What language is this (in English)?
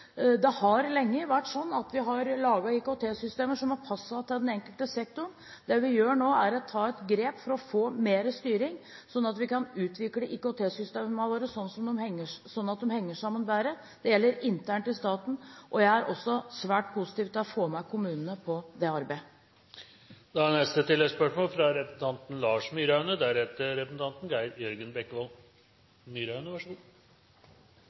Norwegian